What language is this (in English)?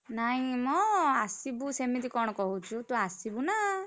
Odia